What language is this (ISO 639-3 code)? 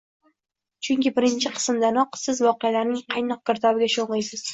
uzb